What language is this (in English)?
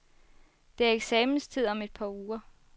Danish